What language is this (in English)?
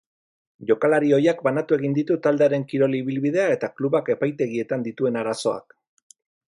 Basque